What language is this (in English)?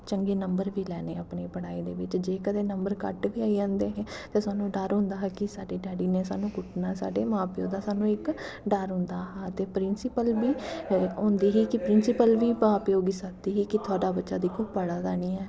Dogri